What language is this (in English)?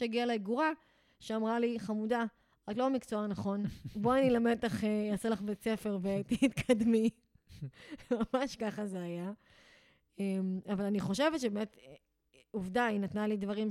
Hebrew